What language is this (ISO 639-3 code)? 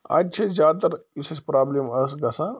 kas